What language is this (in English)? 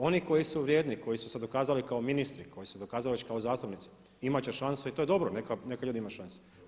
Croatian